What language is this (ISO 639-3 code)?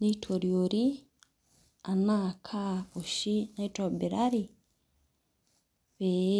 mas